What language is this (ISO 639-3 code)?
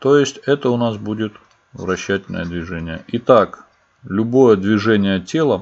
rus